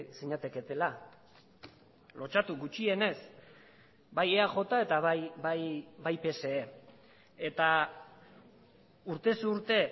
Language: Basque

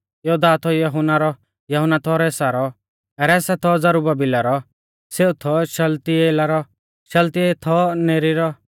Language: Mahasu Pahari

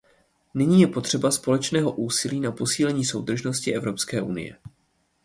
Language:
Czech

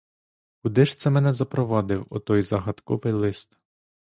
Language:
Ukrainian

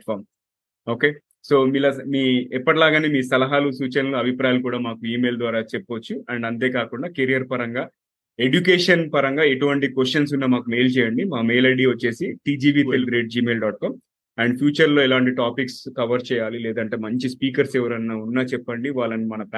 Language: Telugu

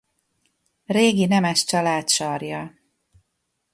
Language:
Hungarian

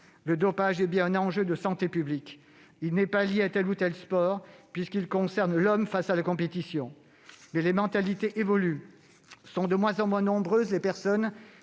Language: French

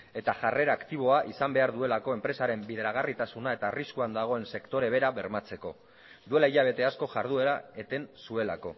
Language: Basque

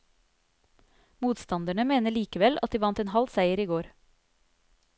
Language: Norwegian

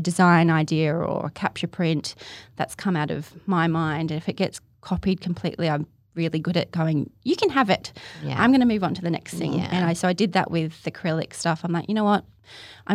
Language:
English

